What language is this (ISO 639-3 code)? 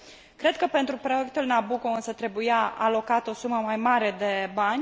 ron